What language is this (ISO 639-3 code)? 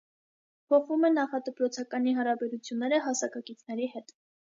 hye